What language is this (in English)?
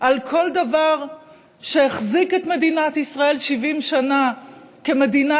Hebrew